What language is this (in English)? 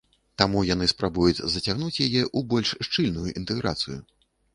Belarusian